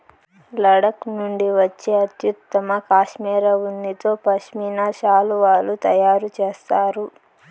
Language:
Telugu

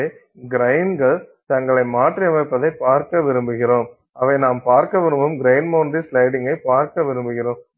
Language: Tamil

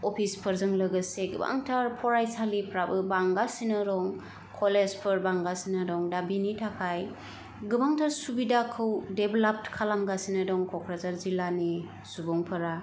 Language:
Bodo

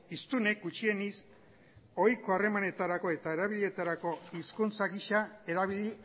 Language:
Basque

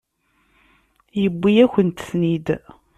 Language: Kabyle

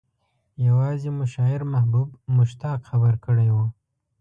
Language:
Pashto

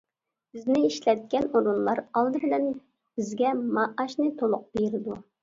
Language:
Uyghur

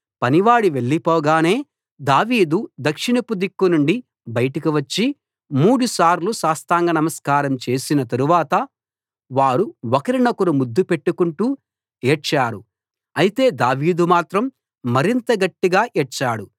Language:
Telugu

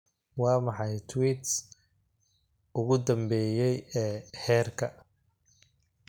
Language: Somali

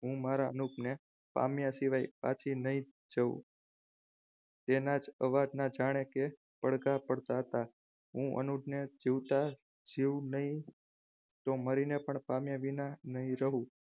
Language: Gujarati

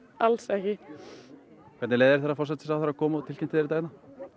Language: Icelandic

